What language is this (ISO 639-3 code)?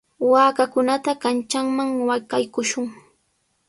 qws